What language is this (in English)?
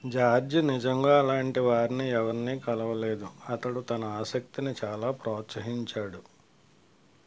Telugu